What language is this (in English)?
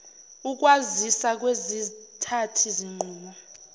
Zulu